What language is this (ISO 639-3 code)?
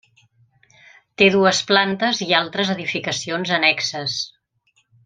cat